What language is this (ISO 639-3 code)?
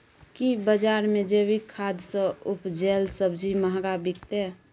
mai